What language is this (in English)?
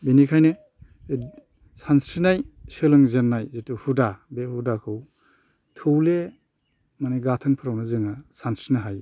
Bodo